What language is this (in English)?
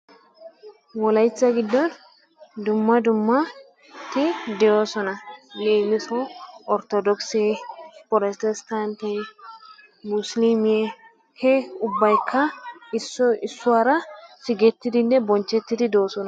Wolaytta